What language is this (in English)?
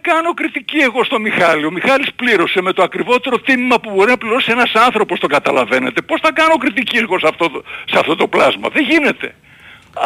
Greek